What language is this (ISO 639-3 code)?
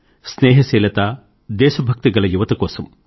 tel